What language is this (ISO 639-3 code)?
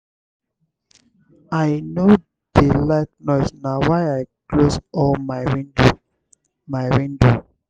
pcm